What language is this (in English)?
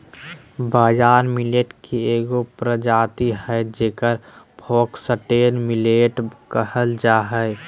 Magahi